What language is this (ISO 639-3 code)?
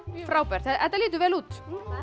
isl